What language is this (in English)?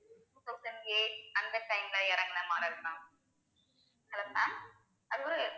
Tamil